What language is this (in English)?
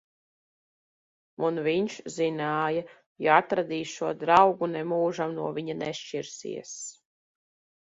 Latvian